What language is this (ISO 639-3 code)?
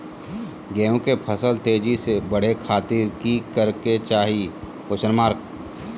mag